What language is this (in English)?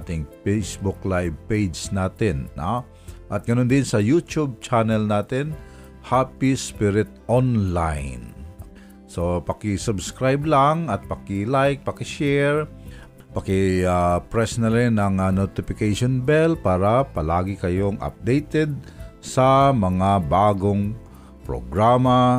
Filipino